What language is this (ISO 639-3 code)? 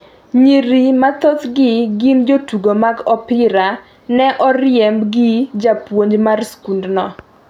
luo